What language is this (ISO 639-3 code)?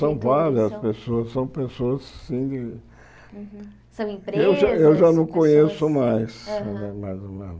por